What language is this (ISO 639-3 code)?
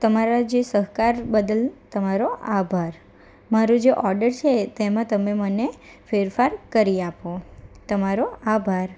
guj